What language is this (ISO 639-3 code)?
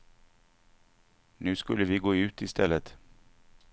swe